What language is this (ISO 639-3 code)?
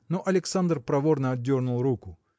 rus